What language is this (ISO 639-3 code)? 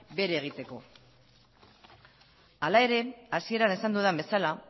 eus